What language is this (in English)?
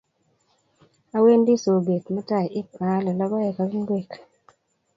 Kalenjin